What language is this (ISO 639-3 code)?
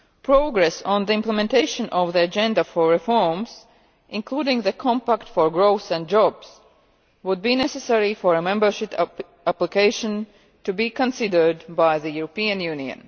eng